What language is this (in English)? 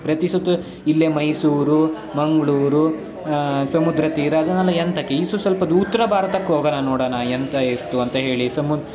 Kannada